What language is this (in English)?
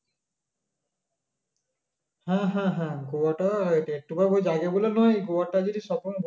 Bangla